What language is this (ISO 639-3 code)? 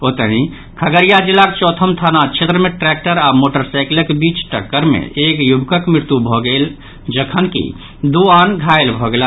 mai